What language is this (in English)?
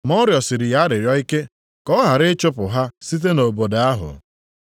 Igbo